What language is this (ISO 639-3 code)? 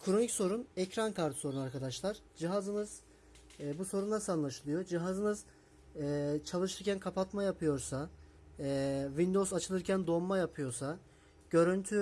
tur